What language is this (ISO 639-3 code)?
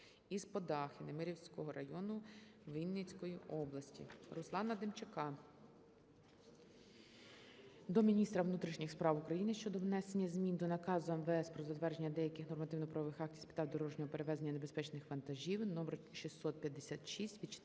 ukr